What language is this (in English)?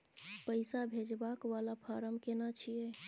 Maithili